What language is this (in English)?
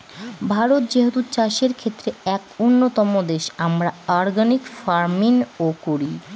Bangla